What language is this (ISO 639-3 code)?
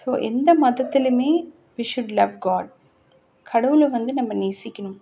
tam